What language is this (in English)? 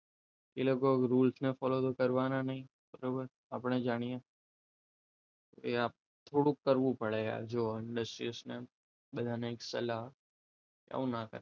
Gujarati